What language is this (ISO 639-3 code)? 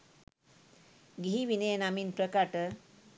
sin